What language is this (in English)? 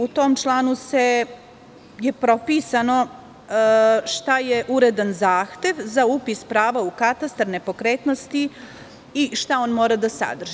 Serbian